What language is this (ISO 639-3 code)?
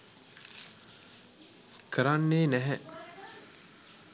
sin